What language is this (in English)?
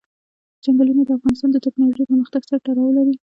Pashto